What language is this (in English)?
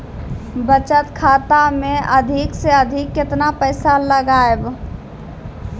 Maithili